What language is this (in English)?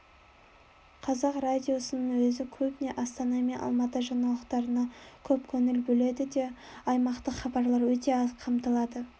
Kazakh